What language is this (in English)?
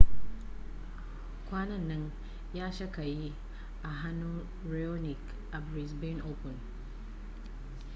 Hausa